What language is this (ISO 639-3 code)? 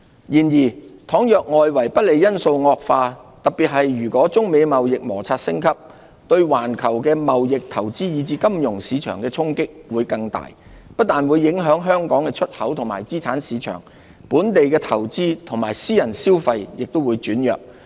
yue